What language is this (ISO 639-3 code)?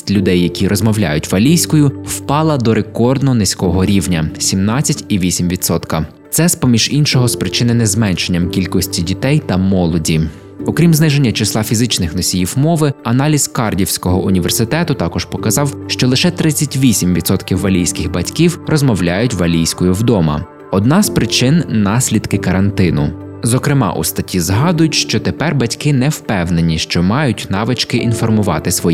ukr